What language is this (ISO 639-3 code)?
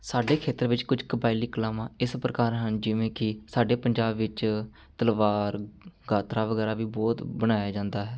pan